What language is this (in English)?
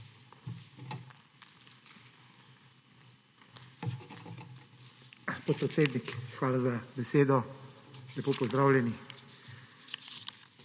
Slovenian